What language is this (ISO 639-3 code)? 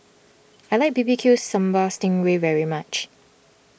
eng